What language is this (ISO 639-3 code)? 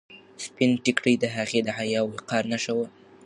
pus